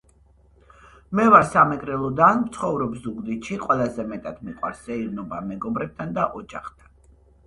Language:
Georgian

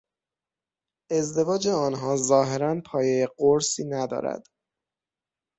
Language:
Persian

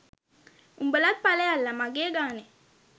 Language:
Sinhala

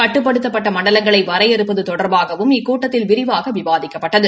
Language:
Tamil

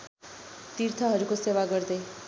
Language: Nepali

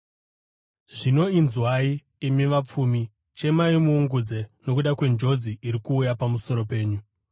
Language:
Shona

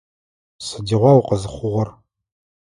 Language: Adyghe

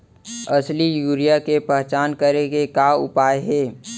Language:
Chhattisgarhi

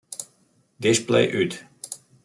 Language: Western Frisian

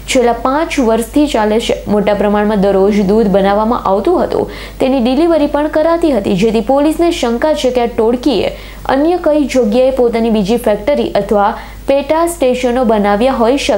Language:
Hindi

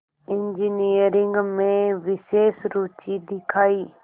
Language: Hindi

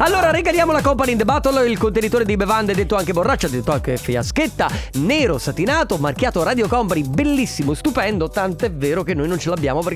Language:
Italian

